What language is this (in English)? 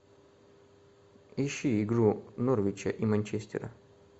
Russian